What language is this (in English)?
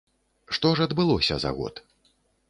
Belarusian